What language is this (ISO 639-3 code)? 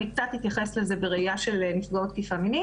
heb